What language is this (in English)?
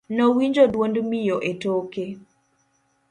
Luo (Kenya and Tanzania)